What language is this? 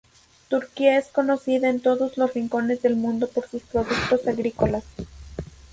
Spanish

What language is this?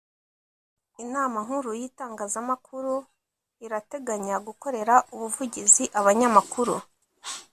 Kinyarwanda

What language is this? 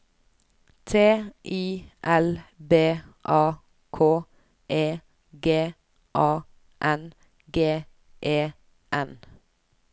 Norwegian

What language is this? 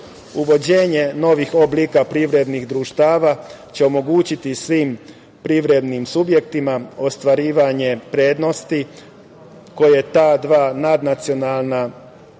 Serbian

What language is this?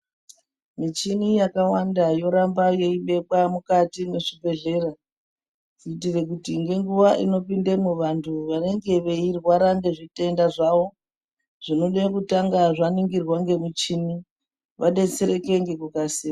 Ndau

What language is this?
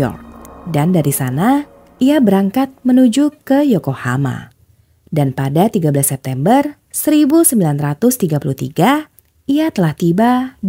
Indonesian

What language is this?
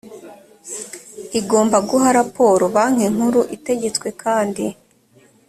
Kinyarwanda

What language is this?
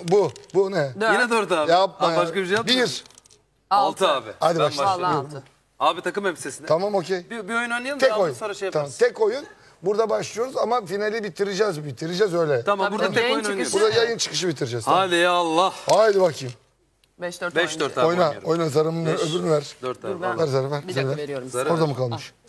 Turkish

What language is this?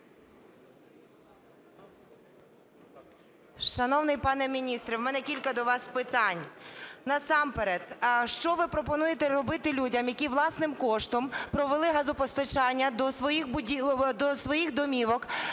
Ukrainian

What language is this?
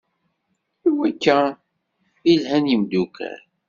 Kabyle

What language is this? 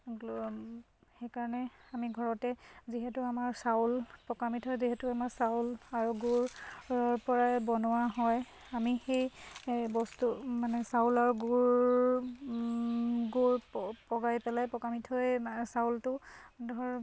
Assamese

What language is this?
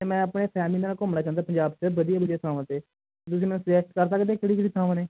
Punjabi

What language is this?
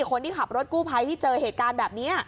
Thai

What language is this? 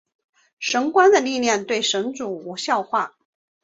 Chinese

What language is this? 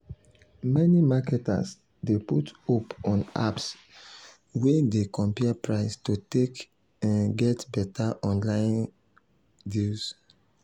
Nigerian Pidgin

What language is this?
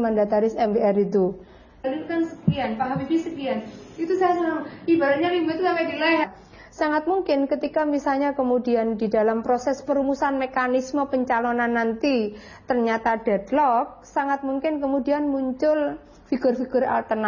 Indonesian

